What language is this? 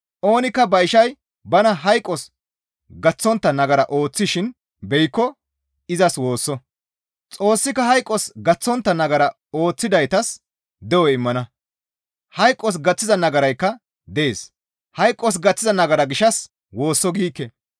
Gamo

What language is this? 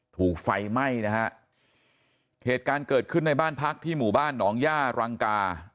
Thai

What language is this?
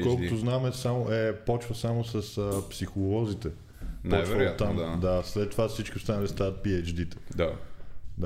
Bulgarian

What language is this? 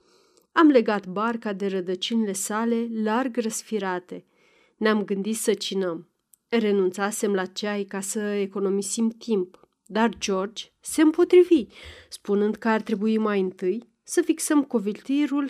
Romanian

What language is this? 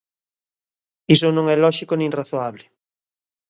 Galician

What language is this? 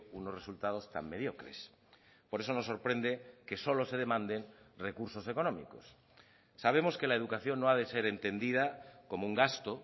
Spanish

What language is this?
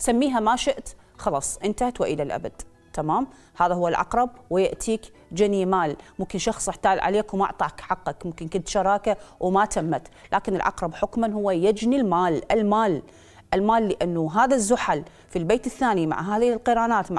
Arabic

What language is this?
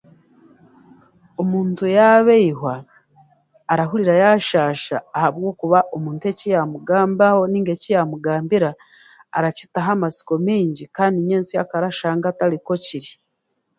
Chiga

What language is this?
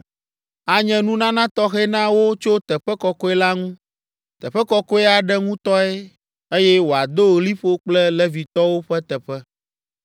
Ewe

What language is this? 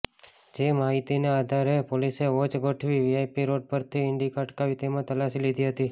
Gujarati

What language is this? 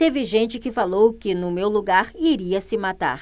Portuguese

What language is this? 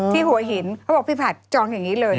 Thai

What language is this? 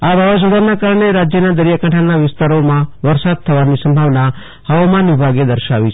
Gujarati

